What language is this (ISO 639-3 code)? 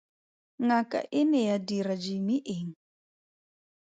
tsn